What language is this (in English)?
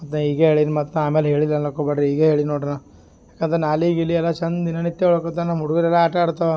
Kannada